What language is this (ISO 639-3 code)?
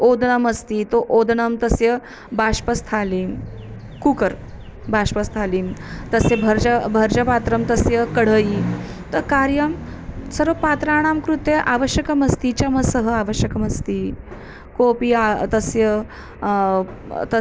san